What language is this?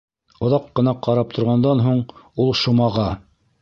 Bashkir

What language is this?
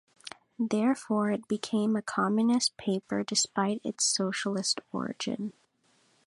English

